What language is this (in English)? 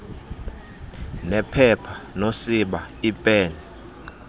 Xhosa